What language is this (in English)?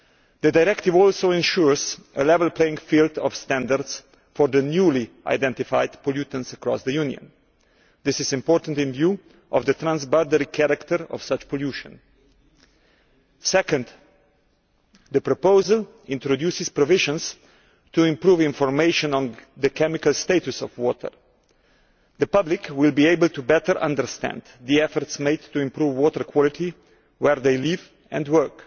English